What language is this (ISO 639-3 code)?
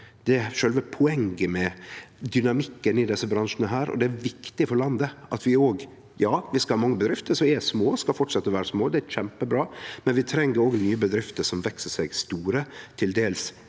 nor